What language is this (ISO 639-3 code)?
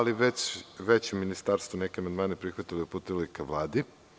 srp